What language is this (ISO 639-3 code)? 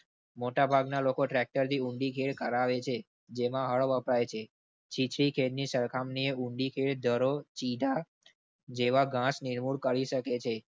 guj